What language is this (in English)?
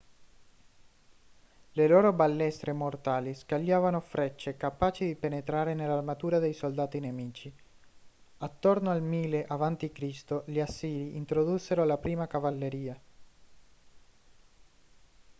Italian